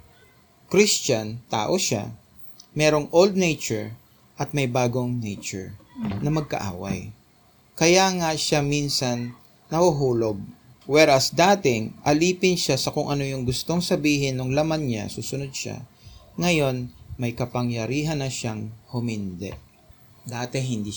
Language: Filipino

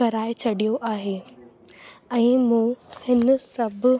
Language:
Sindhi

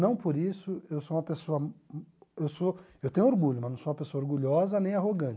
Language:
Portuguese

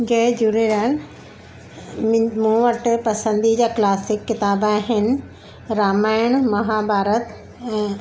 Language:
Sindhi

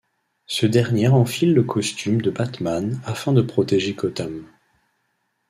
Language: French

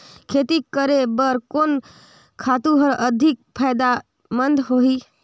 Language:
Chhattisgarhi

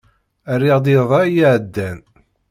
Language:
Kabyle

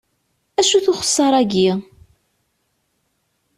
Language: Kabyle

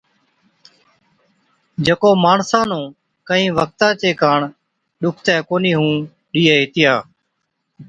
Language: Od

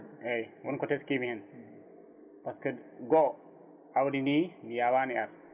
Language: Fula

